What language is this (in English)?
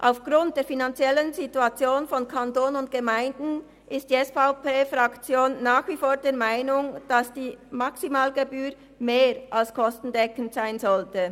Swiss German